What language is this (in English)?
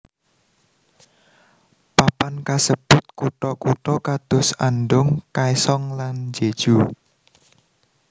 Javanese